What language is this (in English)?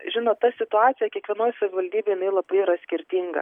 Lithuanian